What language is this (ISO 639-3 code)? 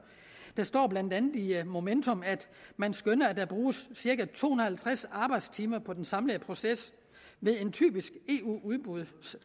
dan